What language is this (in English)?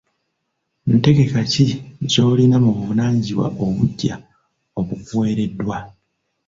Ganda